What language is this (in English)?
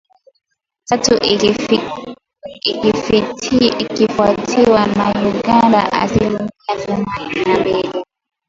Swahili